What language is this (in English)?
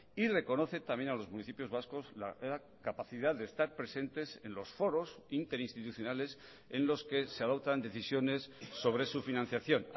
Spanish